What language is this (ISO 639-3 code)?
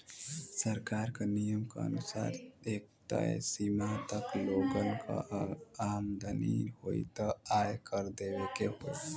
bho